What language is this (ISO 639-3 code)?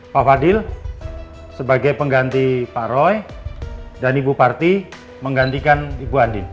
ind